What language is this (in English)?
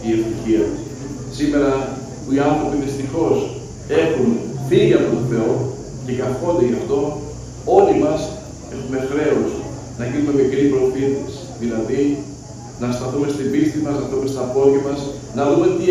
Greek